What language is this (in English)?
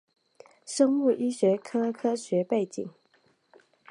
Chinese